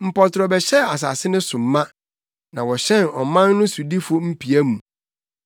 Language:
Akan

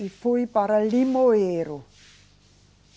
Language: Portuguese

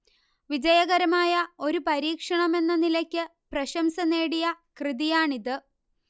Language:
Malayalam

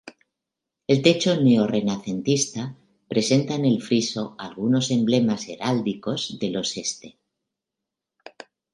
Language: Spanish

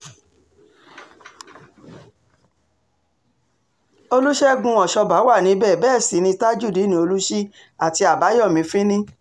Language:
Yoruba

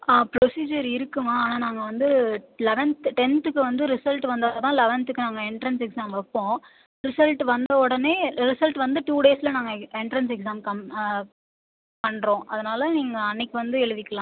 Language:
Tamil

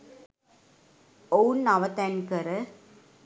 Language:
Sinhala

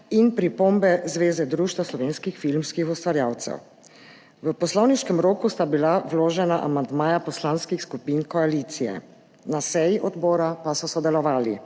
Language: Slovenian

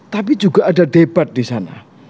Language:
Indonesian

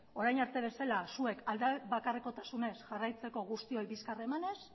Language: Basque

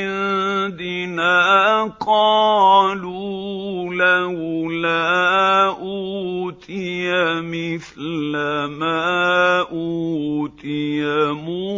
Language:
Arabic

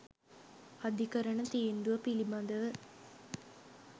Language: Sinhala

